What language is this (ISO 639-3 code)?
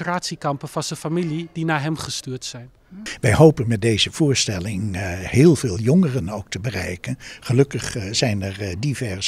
nld